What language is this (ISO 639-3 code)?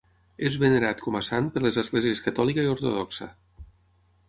cat